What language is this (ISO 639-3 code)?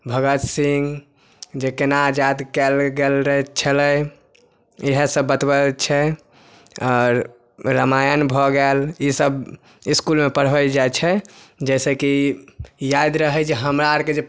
mai